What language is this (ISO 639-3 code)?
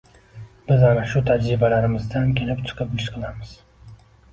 uzb